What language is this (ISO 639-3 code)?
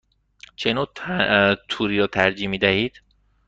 fas